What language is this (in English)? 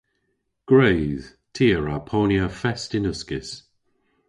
Cornish